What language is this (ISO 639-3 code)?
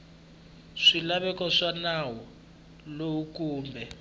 tso